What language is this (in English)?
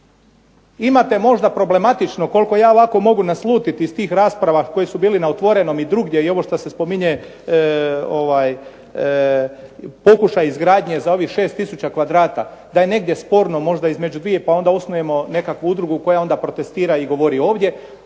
Croatian